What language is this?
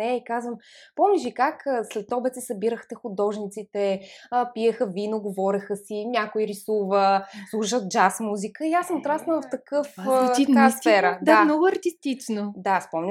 Bulgarian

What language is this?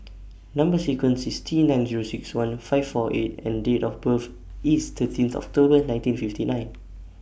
English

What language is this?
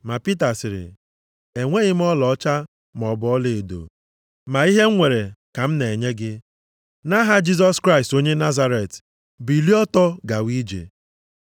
Igbo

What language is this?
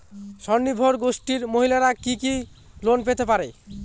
Bangla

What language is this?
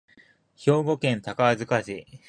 Japanese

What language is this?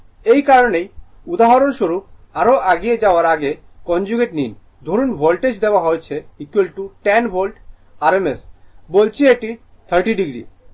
Bangla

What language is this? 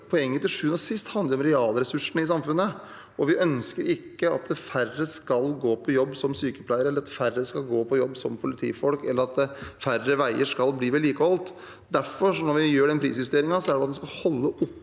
Norwegian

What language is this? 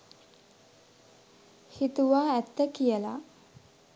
Sinhala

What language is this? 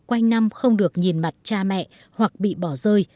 Vietnamese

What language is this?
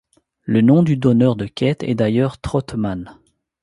French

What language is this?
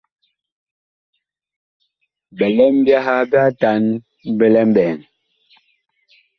Bakoko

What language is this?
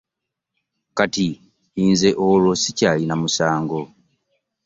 Ganda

